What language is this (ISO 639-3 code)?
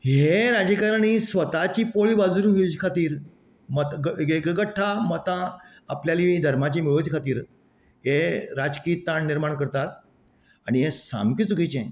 kok